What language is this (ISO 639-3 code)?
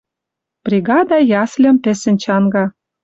mrj